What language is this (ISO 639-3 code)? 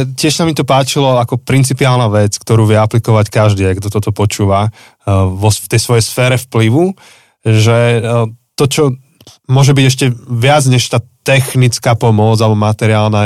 slk